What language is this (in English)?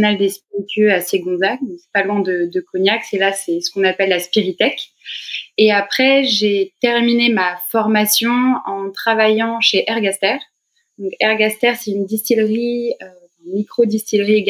French